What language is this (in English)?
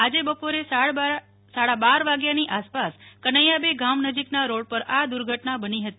Gujarati